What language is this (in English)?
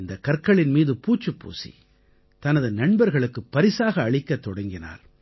Tamil